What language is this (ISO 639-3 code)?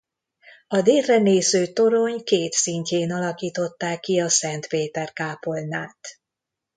hun